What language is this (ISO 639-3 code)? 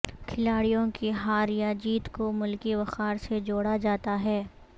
urd